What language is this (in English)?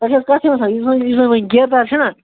Kashmiri